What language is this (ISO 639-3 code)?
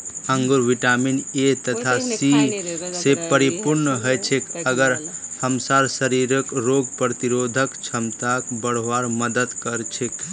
mag